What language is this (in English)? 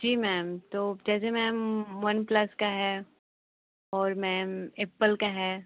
Hindi